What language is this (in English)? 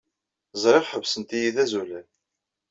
Kabyle